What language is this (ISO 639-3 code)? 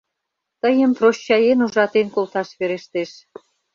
chm